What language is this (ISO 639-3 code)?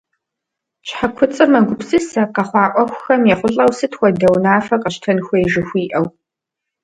kbd